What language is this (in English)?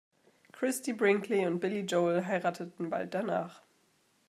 German